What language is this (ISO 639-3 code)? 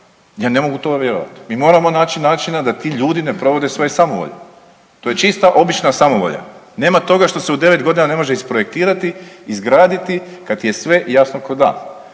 hrv